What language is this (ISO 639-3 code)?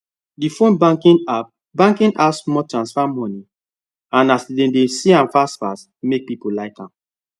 pcm